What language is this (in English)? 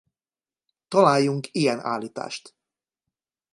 Hungarian